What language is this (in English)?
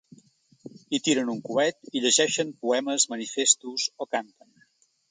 Catalan